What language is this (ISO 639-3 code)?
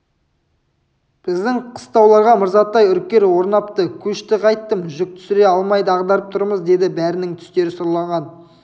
kaz